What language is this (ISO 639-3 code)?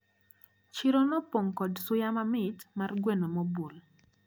luo